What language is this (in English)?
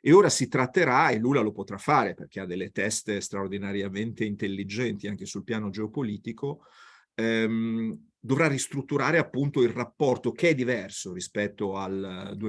Italian